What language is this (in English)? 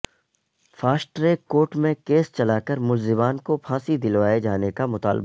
Urdu